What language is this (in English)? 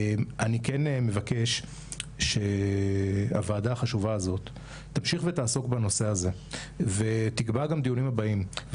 Hebrew